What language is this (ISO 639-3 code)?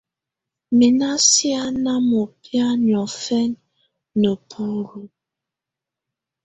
tvu